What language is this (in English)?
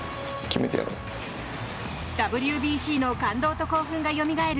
Japanese